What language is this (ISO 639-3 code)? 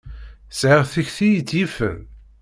kab